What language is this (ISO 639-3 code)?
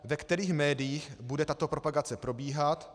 ces